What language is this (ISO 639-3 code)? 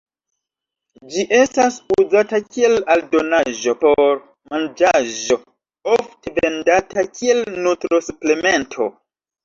epo